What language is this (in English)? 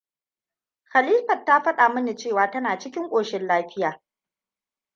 Hausa